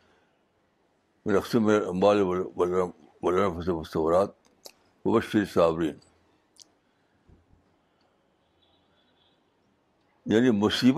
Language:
Urdu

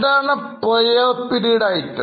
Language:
Malayalam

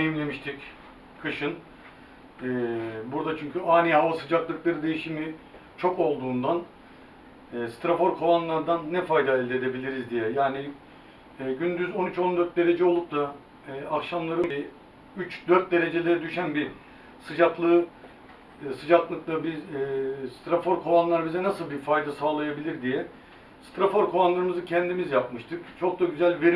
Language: Turkish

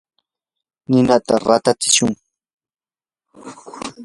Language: Yanahuanca Pasco Quechua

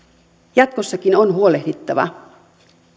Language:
Finnish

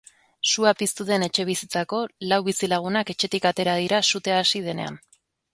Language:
Basque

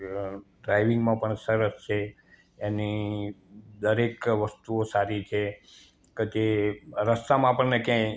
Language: Gujarati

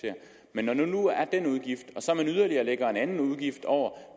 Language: Danish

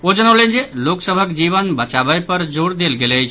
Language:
Maithili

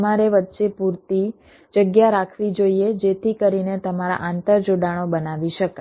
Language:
Gujarati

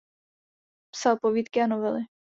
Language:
Czech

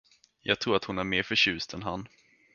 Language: Swedish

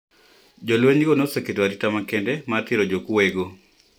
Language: Luo (Kenya and Tanzania)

